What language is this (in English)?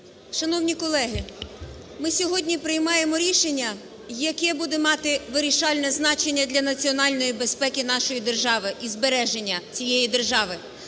Ukrainian